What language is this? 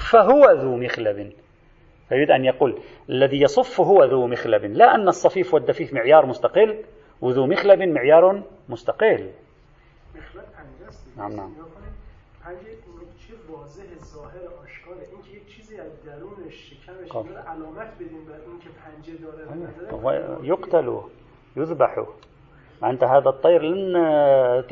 Arabic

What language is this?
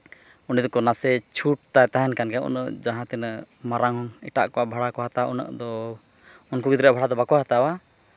Santali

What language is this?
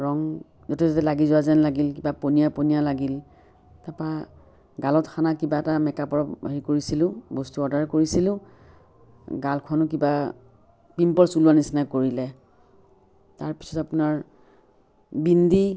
Assamese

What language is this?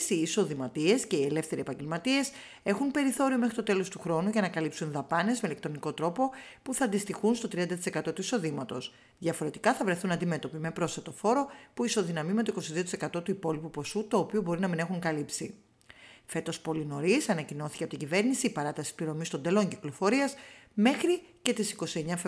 Greek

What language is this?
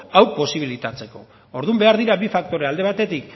Basque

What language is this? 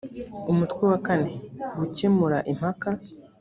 Kinyarwanda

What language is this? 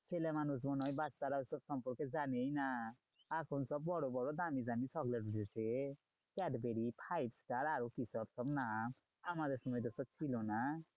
Bangla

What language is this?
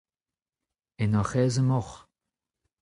Breton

